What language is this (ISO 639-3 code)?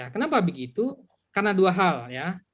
ind